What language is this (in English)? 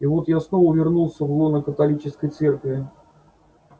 Russian